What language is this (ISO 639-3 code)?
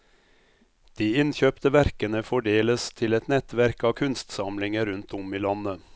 nor